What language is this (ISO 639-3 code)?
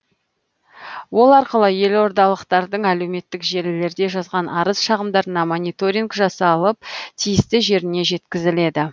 kaz